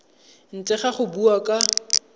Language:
Tswana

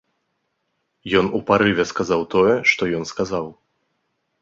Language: Belarusian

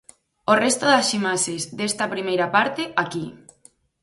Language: Galician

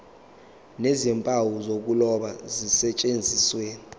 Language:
Zulu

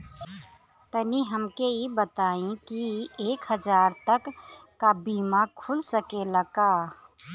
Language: Bhojpuri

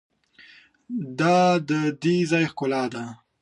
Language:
Pashto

